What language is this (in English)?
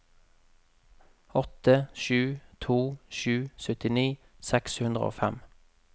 Norwegian